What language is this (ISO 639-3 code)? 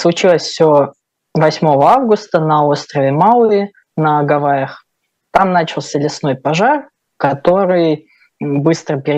rus